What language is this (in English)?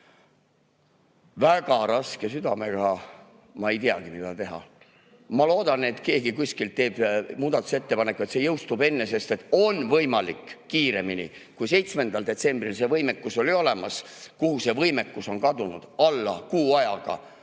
Estonian